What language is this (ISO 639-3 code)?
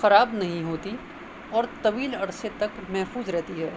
urd